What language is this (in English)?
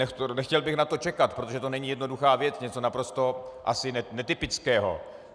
Czech